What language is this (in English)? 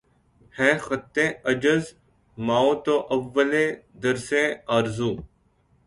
Urdu